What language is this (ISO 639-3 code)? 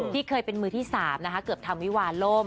tha